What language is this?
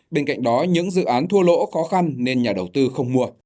Vietnamese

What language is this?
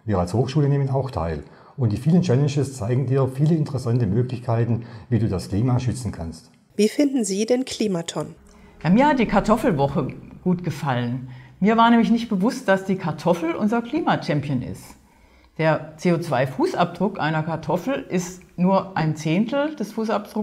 German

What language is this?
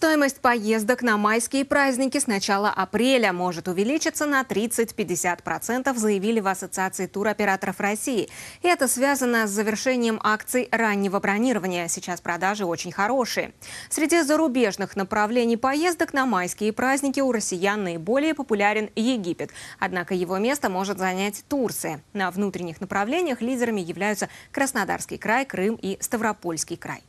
Russian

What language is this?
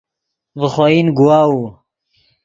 Yidgha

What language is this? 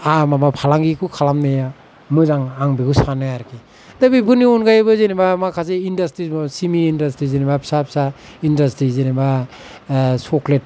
Bodo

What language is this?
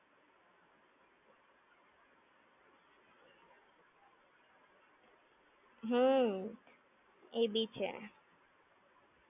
Gujarati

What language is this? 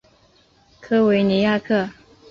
Chinese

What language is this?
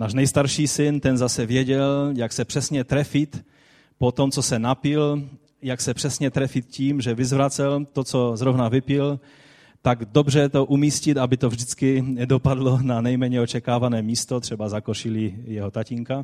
Czech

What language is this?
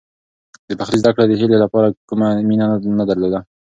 Pashto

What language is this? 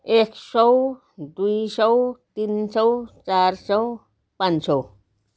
Nepali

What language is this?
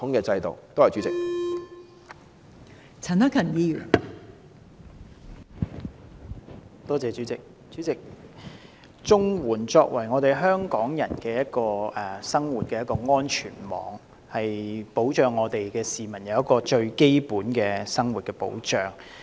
Cantonese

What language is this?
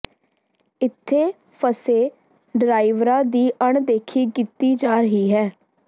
Punjabi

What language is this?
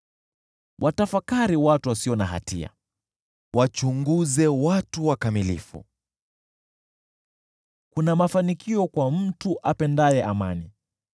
Swahili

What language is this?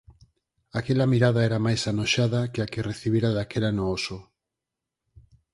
Galician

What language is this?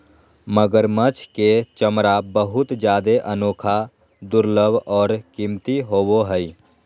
Magahi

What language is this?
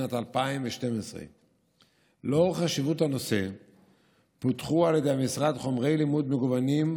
Hebrew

